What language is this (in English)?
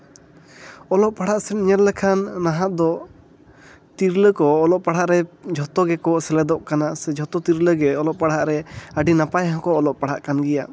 Santali